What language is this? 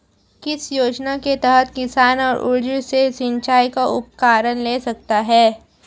Hindi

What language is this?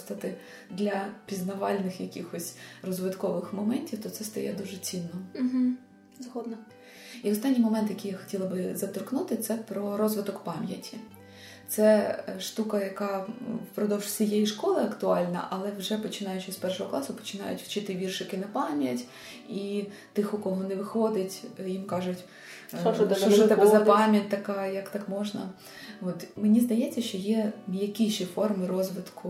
Ukrainian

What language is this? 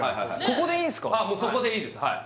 Japanese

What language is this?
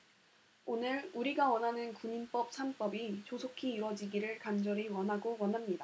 Korean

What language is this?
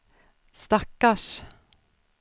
Swedish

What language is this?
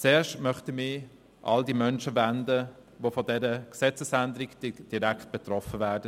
Swiss German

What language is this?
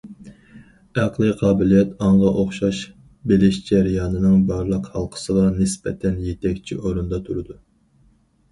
Uyghur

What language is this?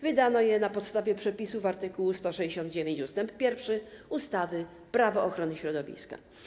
Polish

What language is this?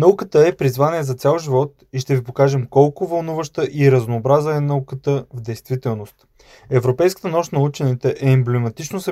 Bulgarian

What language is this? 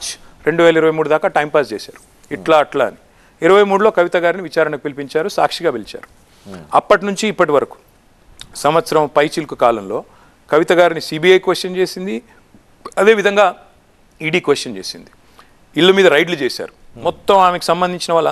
Telugu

